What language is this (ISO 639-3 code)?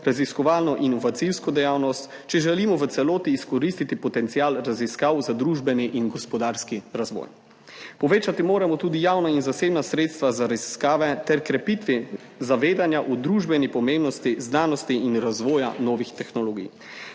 slv